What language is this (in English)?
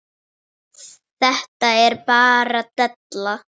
Icelandic